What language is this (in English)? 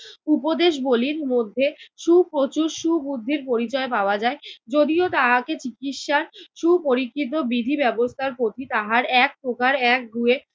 Bangla